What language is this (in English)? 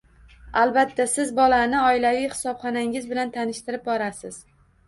Uzbek